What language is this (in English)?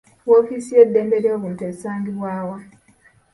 Ganda